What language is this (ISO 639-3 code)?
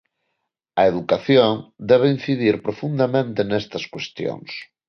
glg